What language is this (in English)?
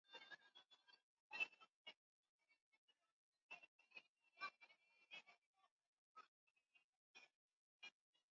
Swahili